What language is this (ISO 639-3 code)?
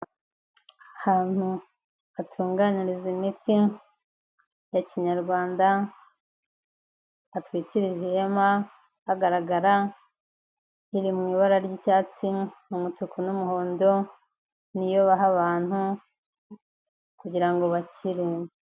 kin